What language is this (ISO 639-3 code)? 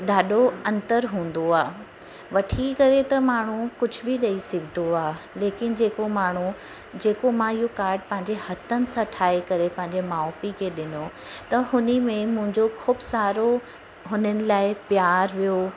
snd